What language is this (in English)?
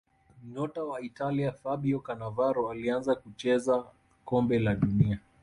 Swahili